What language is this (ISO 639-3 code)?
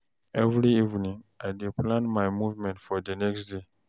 pcm